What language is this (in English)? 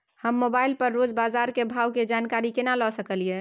Maithili